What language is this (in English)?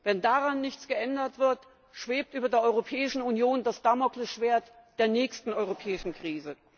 German